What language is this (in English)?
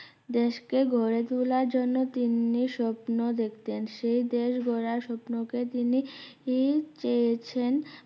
Bangla